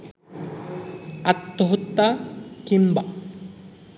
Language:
Bangla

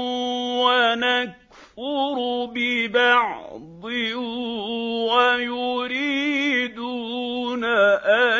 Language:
Arabic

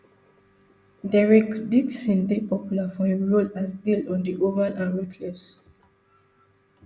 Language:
Nigerian Pidgin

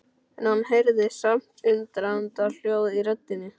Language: Icelandic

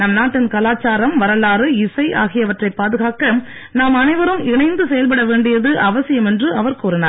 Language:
Tamil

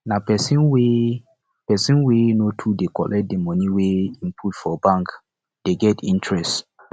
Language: Nigerian Pidgin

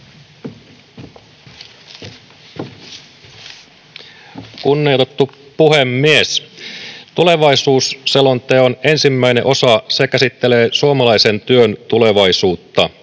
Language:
Finnish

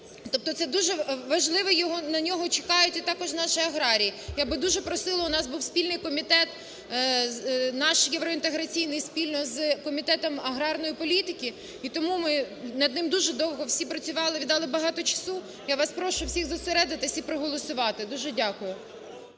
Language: Ukrainian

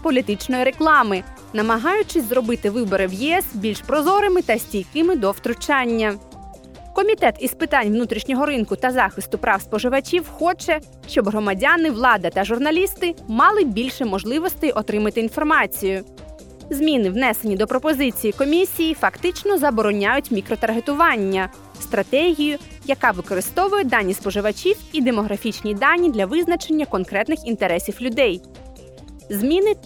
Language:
Ukrainian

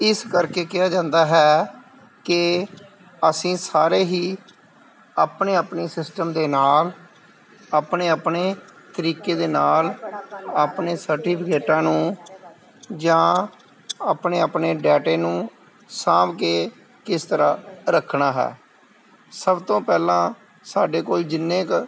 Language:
Punjabi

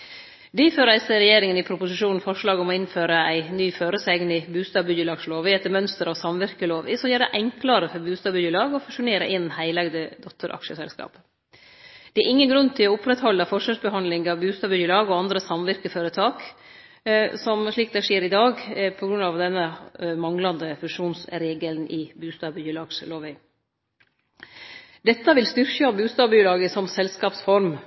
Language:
Norwegian Nynorsk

